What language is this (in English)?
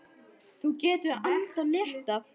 Icelandic